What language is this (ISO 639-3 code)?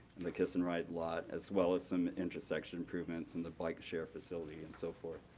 eng